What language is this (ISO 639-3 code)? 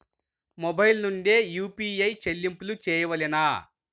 tel